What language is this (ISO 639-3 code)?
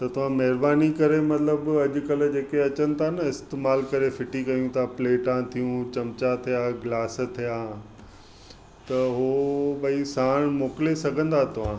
snd